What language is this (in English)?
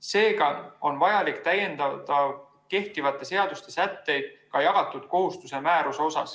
Estonian